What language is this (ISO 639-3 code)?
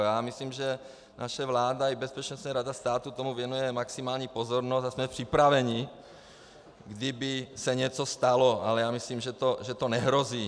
ces